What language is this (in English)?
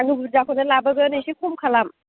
Bodo